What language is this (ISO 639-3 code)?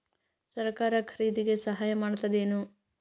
kan